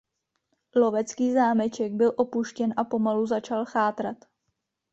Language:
Czech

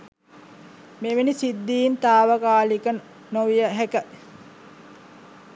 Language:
Sinhala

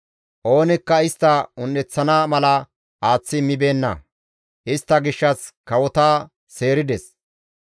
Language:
Gamo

